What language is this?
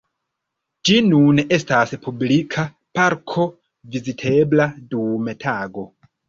Esperanto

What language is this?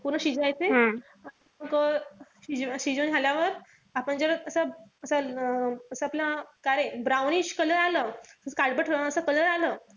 Marathi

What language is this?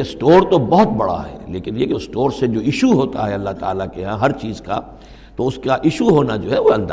Urdu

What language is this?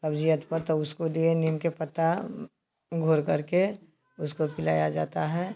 Hindi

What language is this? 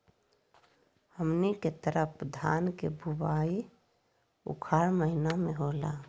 Magahi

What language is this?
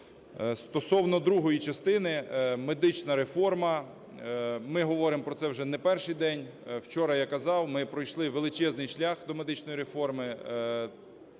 Ukrainian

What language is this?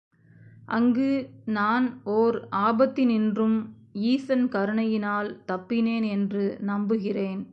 Tamil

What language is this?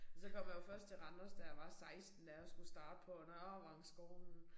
Danish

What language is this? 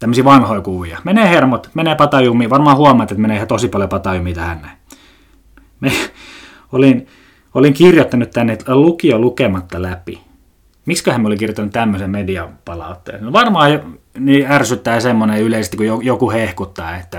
Finnish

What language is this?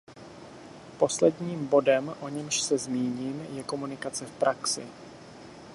Czech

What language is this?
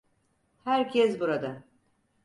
Turkish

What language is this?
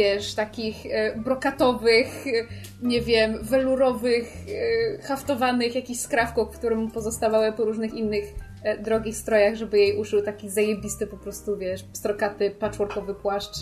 Polish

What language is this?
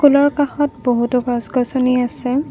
Assamese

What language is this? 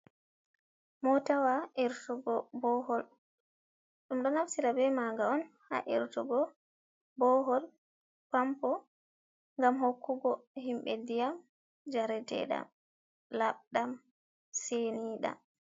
Fula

